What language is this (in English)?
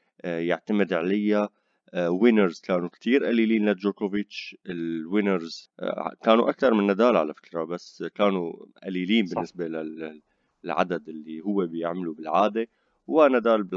Arabic